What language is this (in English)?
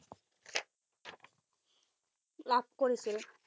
Assamese